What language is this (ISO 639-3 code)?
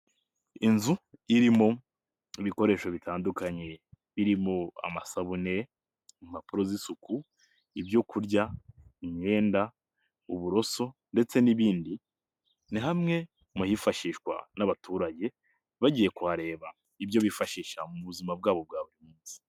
kin